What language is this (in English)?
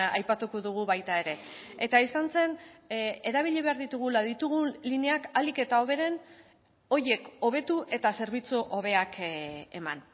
Basque